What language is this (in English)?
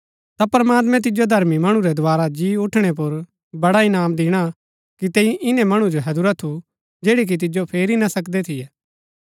Gaddi